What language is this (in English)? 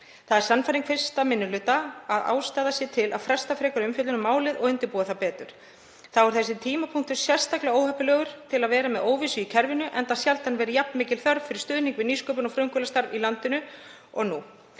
Icelandic